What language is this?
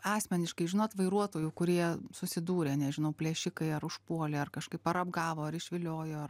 Lithuanian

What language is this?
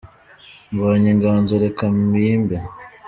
Kinyarwanda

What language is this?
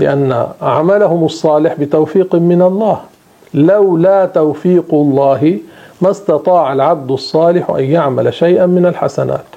Arabic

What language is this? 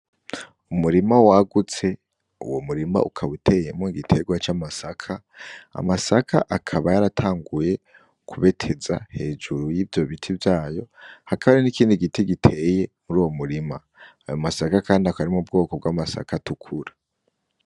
Rundi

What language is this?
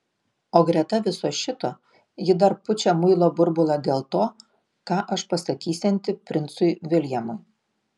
Lithuanian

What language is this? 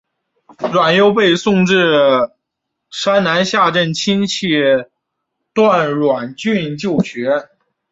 Chinese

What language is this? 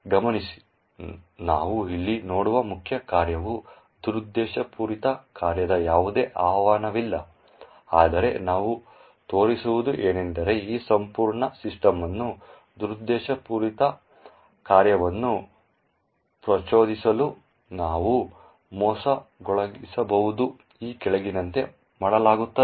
Kannada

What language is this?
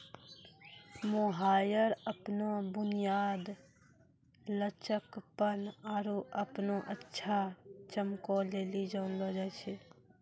Maithili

